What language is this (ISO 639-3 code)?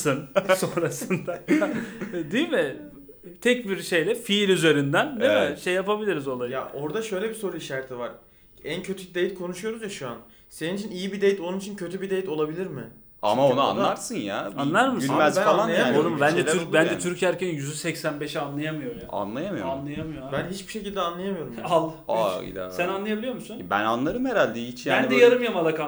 tur